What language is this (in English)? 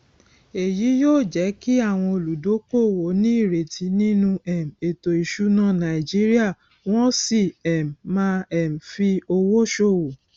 Yoruba